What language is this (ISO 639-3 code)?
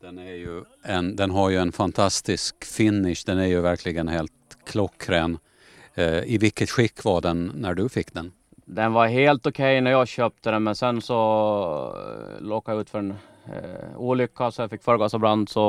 swe